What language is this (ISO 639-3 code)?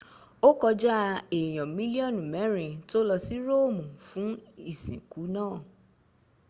yor